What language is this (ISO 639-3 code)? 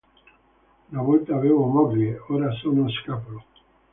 ita